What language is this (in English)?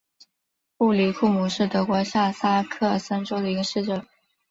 Chinese